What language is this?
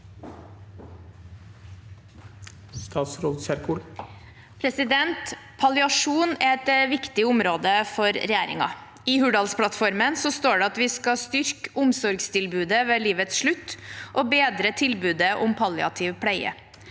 Norwegian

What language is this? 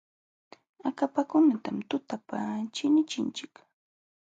Jauja Wanca Quechua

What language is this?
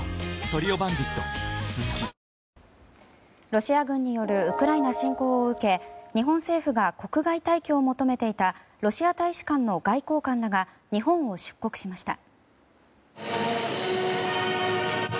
Japanese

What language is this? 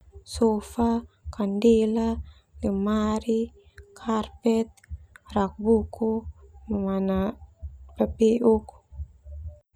Termanu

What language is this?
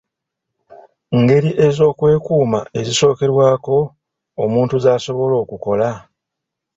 Ganda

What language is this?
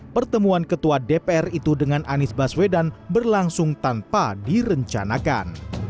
Indonesian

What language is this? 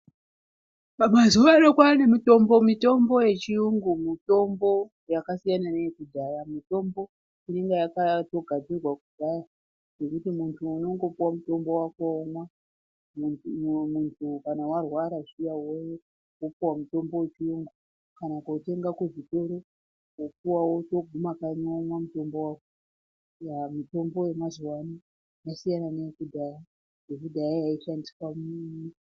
Ndau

